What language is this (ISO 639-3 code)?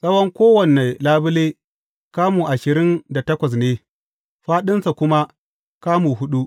hau